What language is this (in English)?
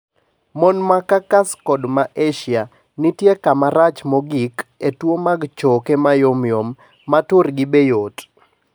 Luo (Kenya and Tanzania)